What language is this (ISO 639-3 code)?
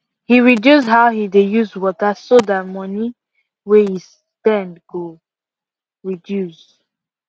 pcm